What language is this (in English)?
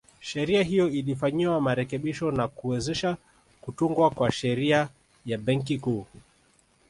Swahili